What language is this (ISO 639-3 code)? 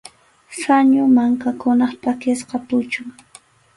qxu